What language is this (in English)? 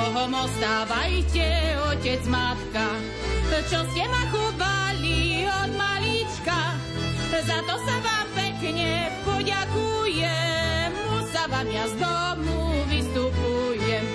Slovak